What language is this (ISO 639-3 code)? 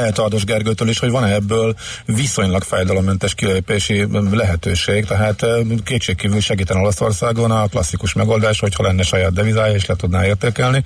hun